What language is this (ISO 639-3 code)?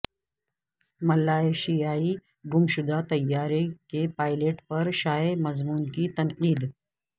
urd